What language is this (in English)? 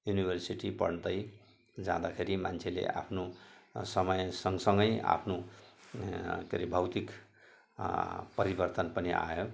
Nepali